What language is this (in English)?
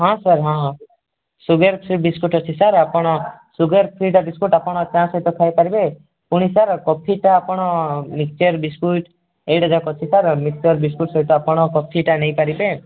Odia